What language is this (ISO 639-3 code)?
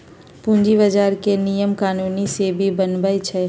mag